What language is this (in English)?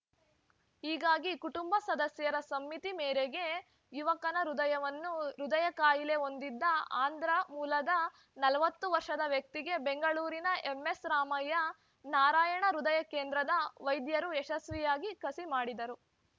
Kannada